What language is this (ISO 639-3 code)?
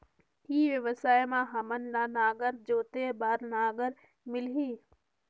hne